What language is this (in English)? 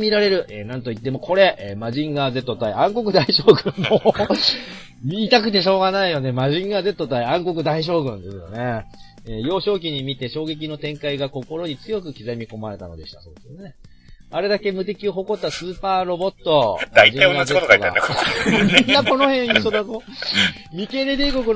Japanese